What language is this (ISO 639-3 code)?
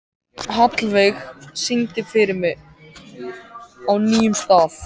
isl